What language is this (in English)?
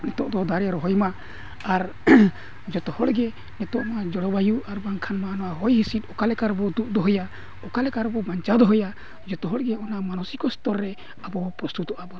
Santali